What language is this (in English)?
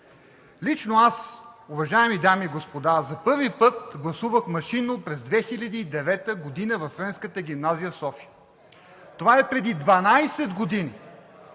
Bulgarian